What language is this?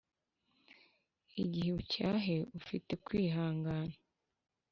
Kinyarwanda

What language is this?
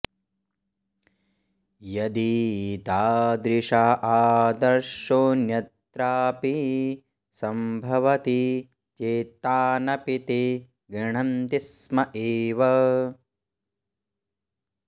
Sanskrit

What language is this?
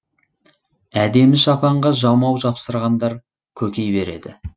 Kazakh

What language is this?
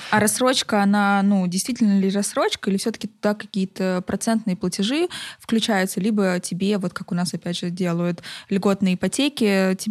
Russian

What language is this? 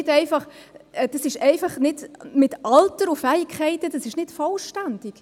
Swiss German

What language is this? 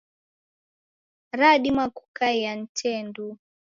Taita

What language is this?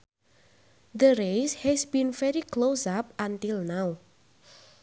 Sundanese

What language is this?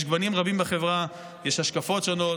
Hebrew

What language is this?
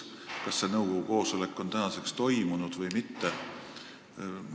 Estonian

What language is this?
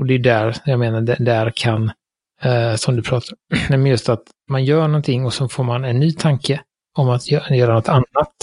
Swedish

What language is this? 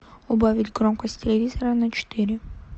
Russian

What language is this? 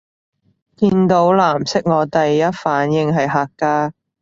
Cantonese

